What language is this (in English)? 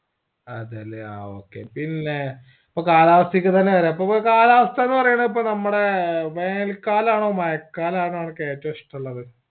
Malayalam